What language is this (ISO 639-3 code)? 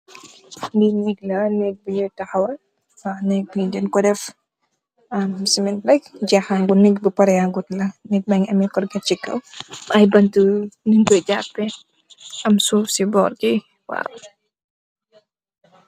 wol